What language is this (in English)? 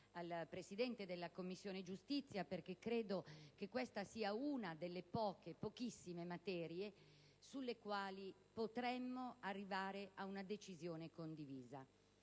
Italian